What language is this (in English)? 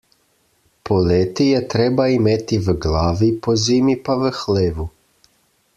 Slovenian